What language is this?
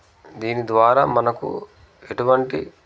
Telugu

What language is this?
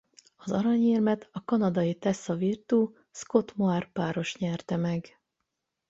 Hungarian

